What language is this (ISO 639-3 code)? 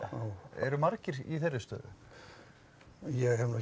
isl